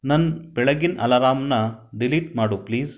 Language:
Kannada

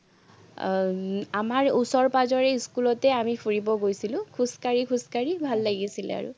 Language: Assamese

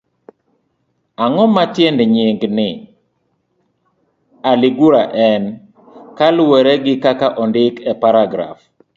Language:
Luo (Kenya and Tanzania)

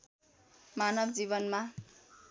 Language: Nepali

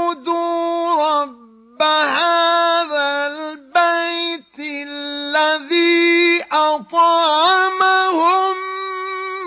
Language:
Arabic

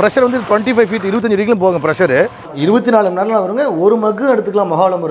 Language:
Indonesian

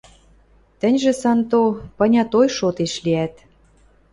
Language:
Western Mari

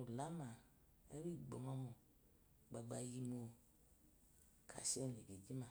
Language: Eloyi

